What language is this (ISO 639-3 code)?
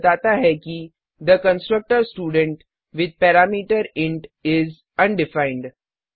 hin